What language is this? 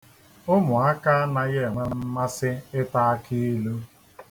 Igbo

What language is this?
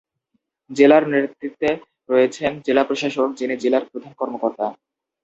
Bangla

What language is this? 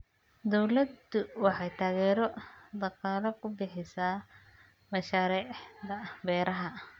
Somali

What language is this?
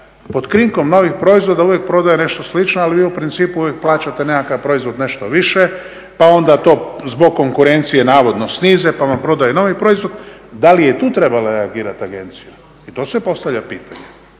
Croatian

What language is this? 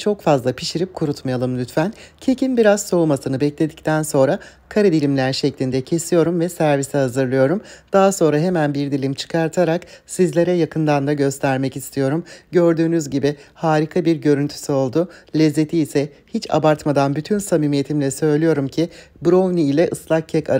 Turkish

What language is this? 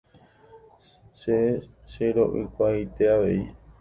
Guarani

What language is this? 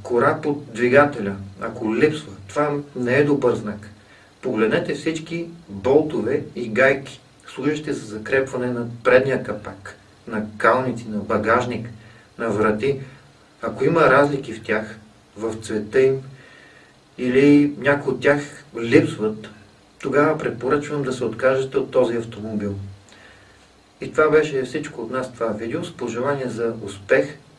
Dutch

